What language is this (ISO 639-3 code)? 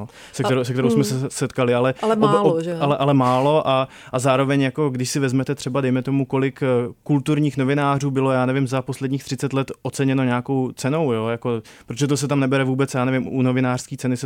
ces